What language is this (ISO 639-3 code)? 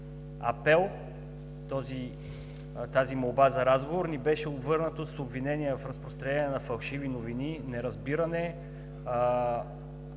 bul